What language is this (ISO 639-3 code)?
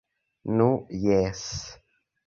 epo